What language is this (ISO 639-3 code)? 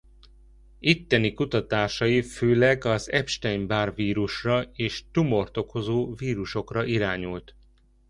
hun